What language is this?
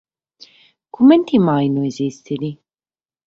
Sardinian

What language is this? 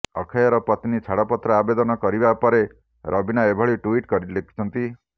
Odia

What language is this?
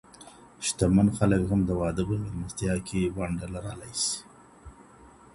Pashto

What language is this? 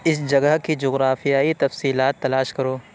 Urdu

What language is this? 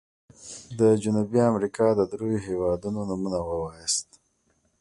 Pashto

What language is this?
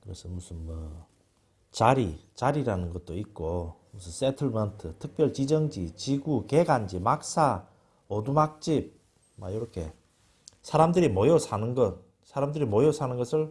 Korean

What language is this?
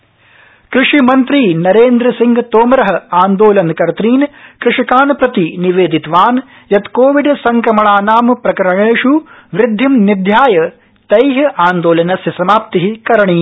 Sanskrit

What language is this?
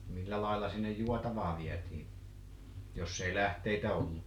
Finnish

